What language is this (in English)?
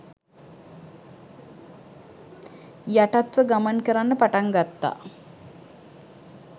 Sinhala